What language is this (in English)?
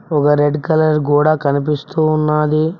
Telugu